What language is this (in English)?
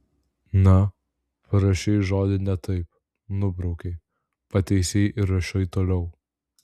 Lithuanian